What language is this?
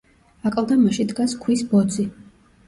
Georgian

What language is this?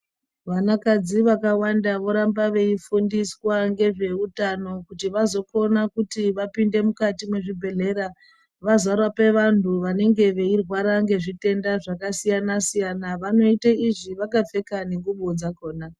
Ndau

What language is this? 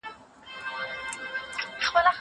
Pashto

